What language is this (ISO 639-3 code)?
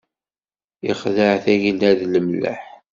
kab